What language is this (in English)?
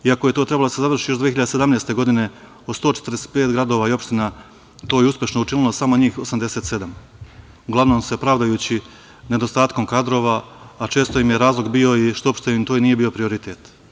Serbian